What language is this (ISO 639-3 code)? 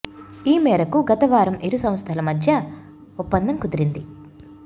tel